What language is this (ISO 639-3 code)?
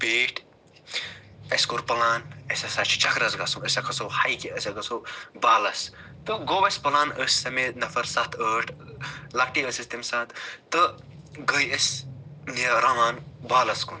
kas